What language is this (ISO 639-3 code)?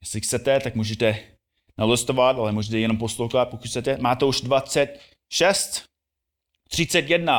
ces